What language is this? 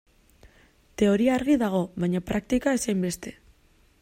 Basque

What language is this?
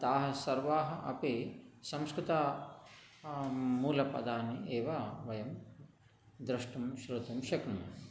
Sanskrit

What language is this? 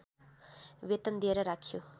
Nepali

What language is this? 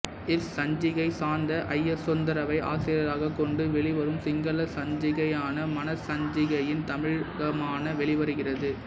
Tamil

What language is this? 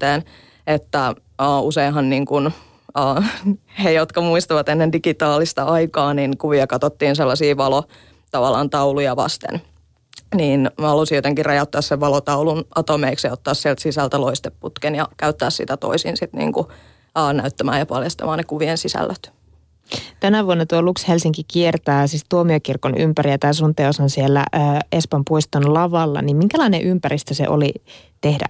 Finnish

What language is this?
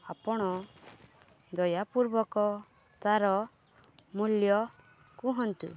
Odia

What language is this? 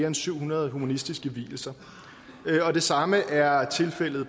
Danish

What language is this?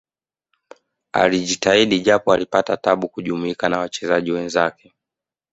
Swahili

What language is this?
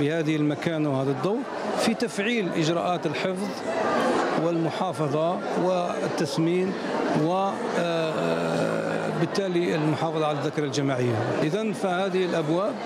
Arabic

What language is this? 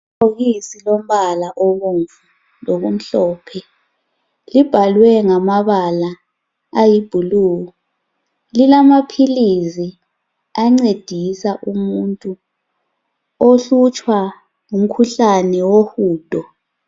North Ndebele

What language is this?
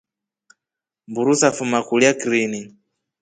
Rombo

